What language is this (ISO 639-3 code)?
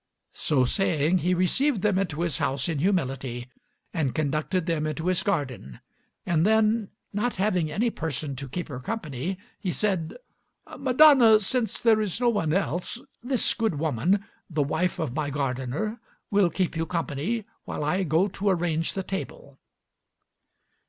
eng